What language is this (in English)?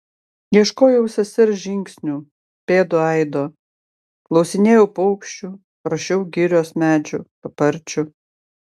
Lithuanian